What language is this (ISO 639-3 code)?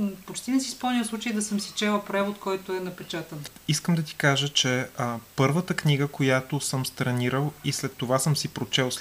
bul